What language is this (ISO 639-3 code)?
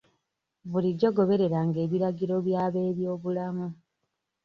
lug